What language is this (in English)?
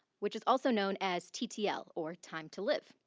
English